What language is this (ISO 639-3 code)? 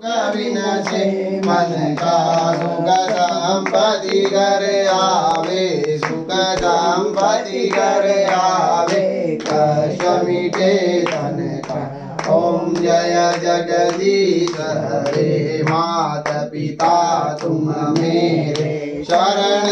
ara